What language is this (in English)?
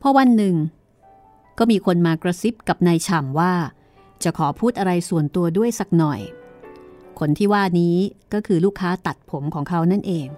Thai